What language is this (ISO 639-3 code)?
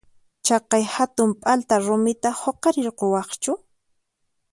qxp